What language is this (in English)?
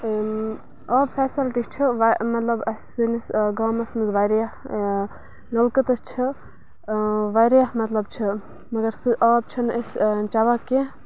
Kashmiri